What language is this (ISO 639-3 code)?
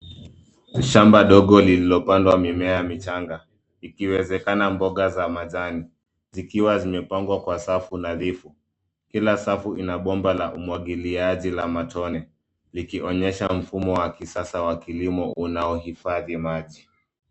swa